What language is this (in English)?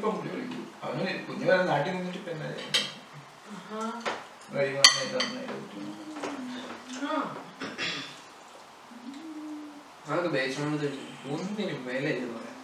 Malayalam